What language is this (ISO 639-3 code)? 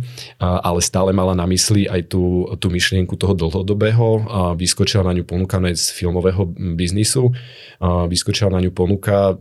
slk